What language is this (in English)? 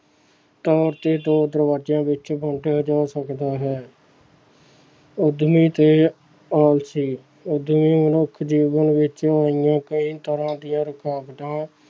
Punjabi